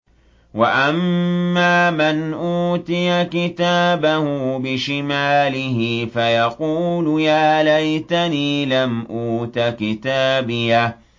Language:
Arabic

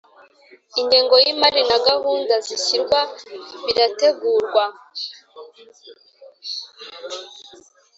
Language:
Kinyarwanda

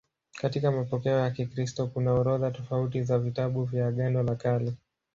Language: Swahili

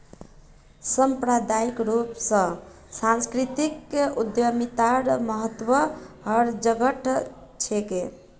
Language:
Magahi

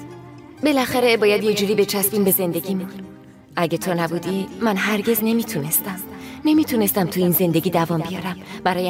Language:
Persian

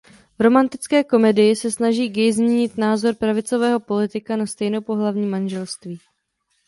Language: Czech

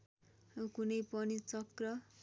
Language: Nepali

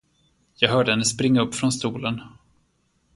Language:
Swedish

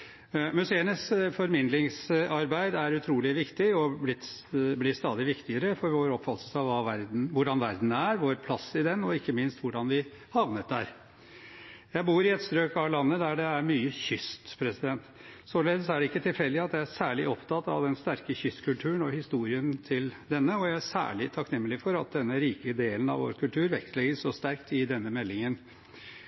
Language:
Norwegian Bokmål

